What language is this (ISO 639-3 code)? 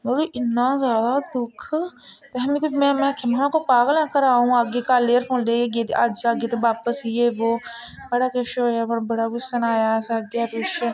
doi